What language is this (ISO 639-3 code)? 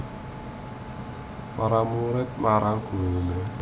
jav